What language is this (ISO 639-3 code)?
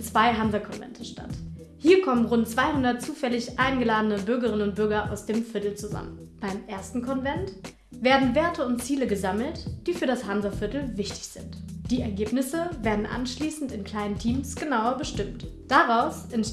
deu